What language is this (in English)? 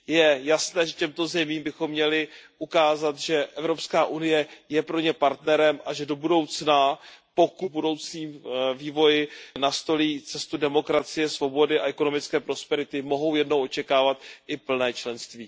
Czech